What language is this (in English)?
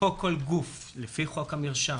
Hebrew